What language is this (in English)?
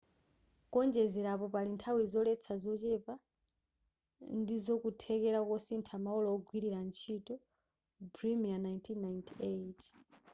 Nyanja